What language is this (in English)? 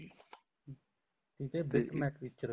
Punjabi